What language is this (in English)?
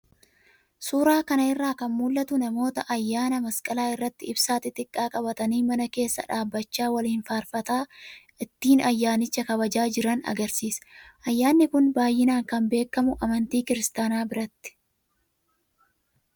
Oromo